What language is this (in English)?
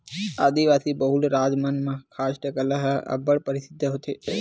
Chhattisgarhi